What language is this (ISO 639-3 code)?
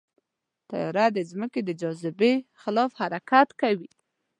pus